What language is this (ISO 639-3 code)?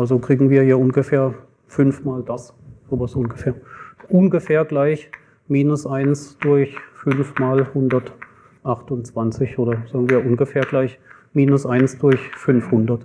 deu